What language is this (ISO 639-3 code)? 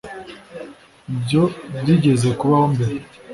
kin